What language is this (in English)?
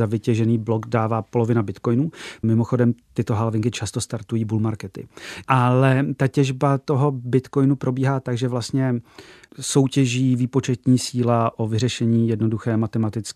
Czech